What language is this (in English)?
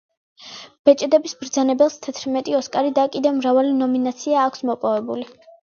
Georgian